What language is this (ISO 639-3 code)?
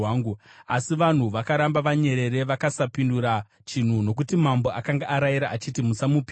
sna